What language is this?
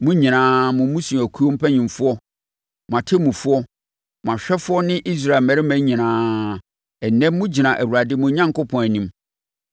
Akan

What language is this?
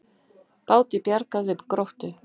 Icelandic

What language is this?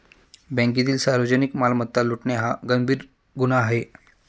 Marathi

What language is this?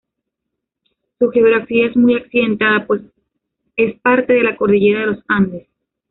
Spanish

